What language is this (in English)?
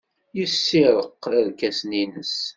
Kabyle